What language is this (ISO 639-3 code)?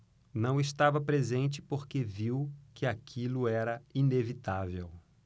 por